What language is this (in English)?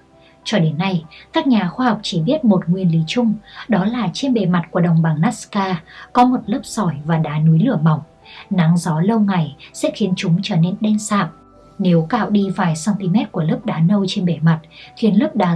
Vietnamese